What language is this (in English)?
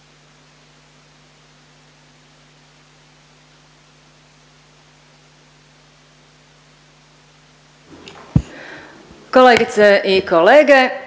Croatian